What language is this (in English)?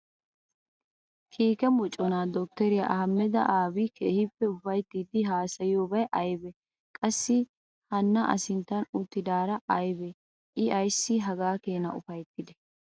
Wolaytta